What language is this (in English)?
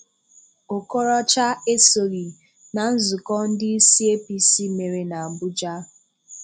Igbo